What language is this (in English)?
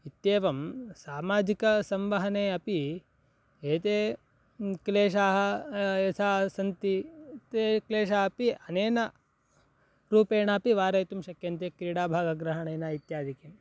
Sanskrit